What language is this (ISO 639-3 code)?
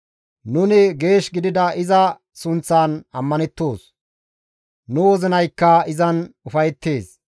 gmv